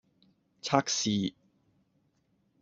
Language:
Cantonese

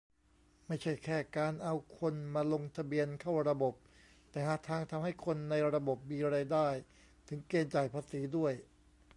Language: Thai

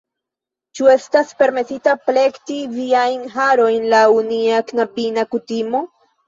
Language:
Esperanto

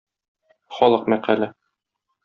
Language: Tatar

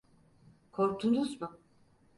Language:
Turkish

